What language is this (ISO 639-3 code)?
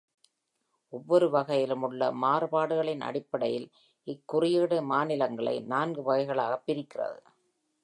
tam